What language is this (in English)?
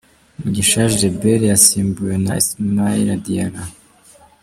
Kinyarwanda